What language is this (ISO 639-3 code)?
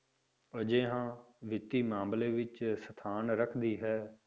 pan